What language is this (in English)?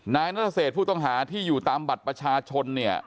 Thai